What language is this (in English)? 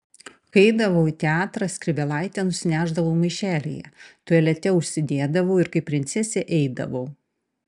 Lithuanian